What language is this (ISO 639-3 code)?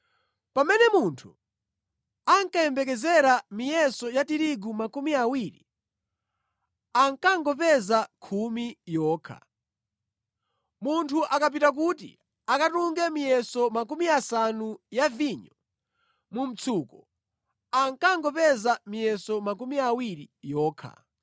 nya